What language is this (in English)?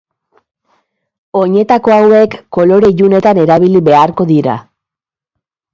Basque